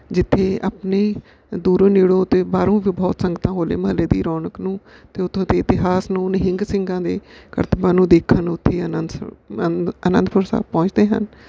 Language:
Punjabi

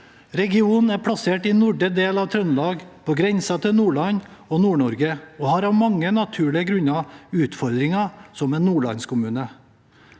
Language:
Norwegian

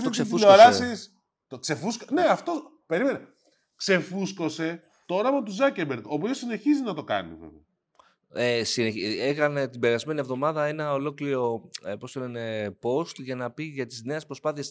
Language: Greek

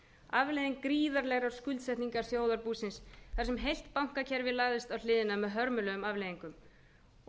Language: Icelandic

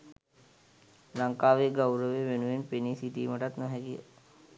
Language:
Sinhala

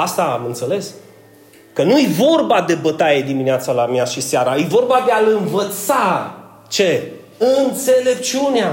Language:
Romanian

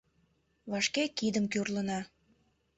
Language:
Mari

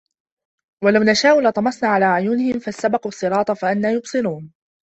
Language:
Arabic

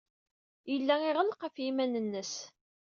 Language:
Kabyle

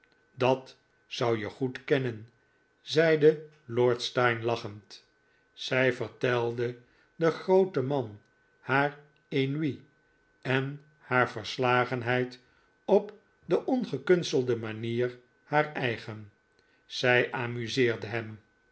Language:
Dutch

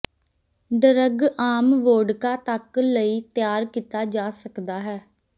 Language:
Punjabi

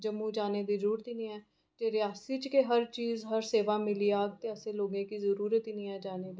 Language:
Dogri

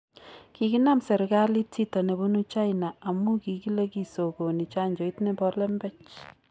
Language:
Kalenjin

